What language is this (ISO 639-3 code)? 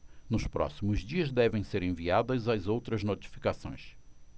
por